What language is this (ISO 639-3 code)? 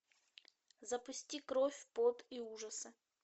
rus